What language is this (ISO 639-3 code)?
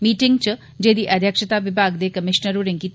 doi